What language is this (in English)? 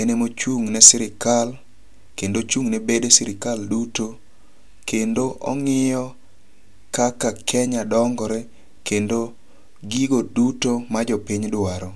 Luo (Kenya and Tanzania)